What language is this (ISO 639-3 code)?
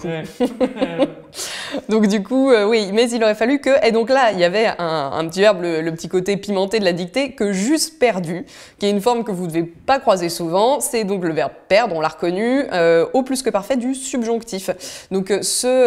fra